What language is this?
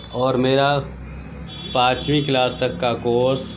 Urdu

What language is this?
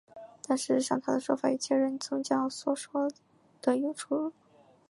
Chinese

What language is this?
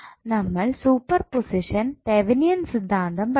Malayalam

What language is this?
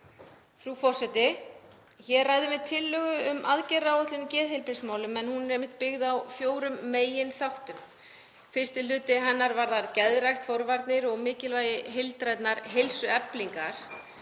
Icelandic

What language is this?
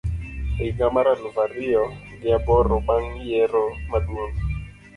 Luo (Kenya and Tanzania)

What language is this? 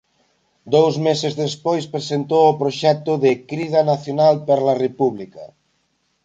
Galician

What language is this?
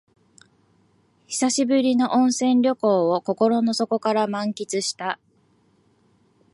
Japanese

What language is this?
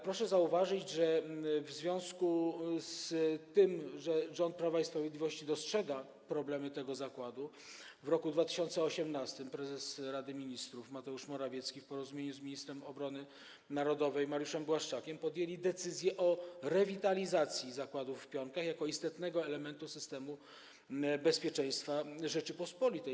Polish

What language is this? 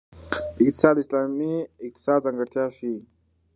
Pashto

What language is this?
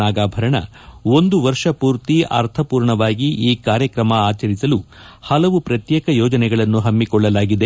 Kannada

